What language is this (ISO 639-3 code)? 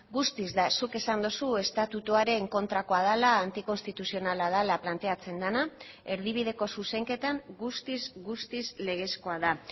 eus